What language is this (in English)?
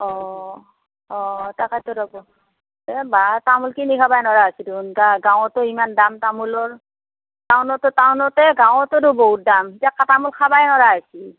Assamese